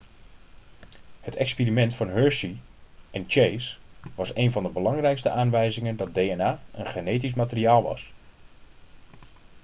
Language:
Dutch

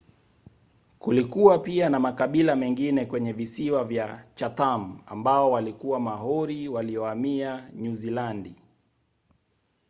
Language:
Swahili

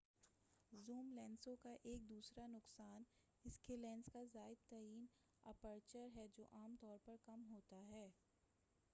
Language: Urdu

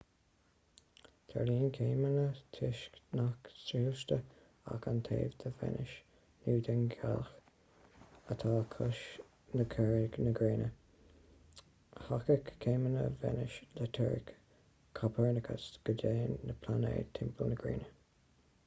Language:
Irish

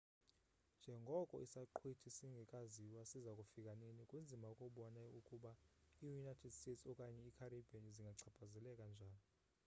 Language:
Xhosa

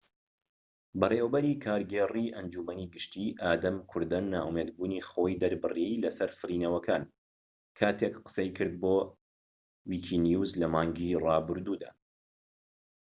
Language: Central Kurdish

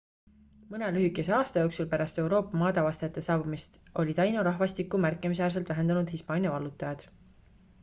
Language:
Estonian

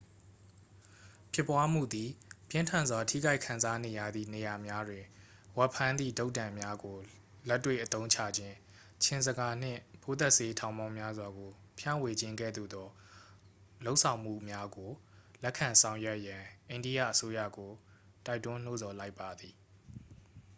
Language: Burmese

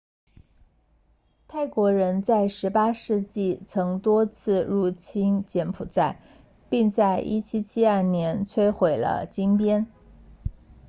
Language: Chinese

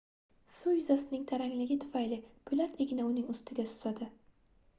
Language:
Uzbek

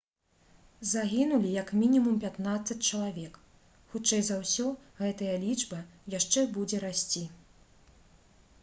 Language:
Belarusian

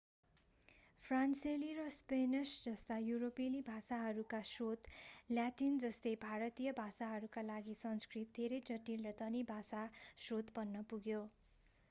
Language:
Nepali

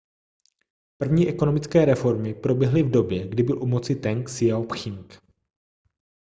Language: Czech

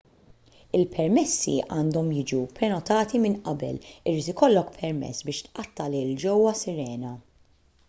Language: Maltese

